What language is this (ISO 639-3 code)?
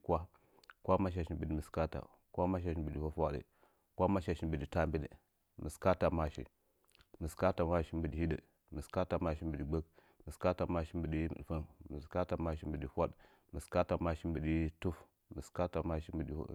nja